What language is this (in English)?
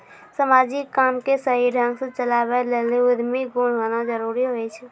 Maithili